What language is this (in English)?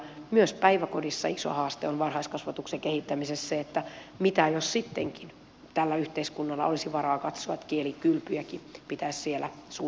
Finnish